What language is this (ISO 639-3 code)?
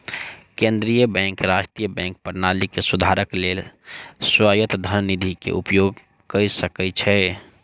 mai